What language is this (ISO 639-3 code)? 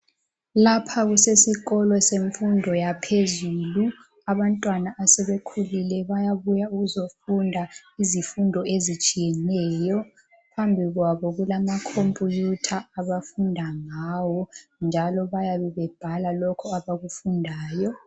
nde